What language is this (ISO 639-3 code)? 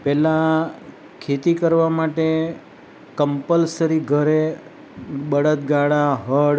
guj